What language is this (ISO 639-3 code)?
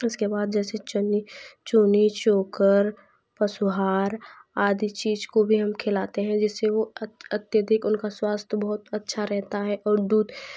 hin